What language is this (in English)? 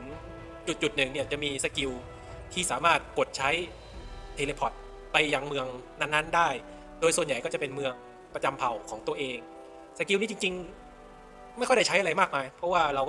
Thai